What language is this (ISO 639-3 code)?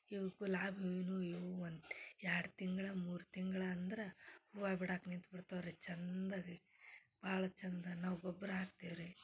kan